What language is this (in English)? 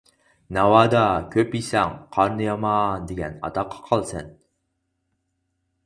Uyghur